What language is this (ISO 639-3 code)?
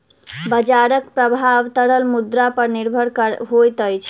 mai